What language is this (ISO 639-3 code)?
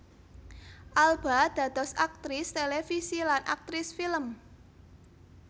jav